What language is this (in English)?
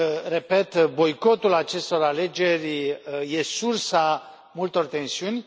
Romanian